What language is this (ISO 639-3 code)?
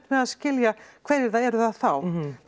isl